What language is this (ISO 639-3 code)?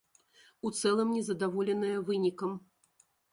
bel